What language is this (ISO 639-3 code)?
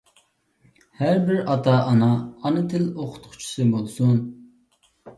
uig